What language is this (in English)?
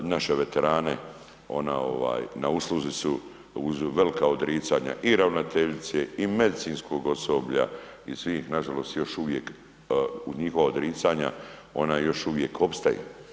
Croatian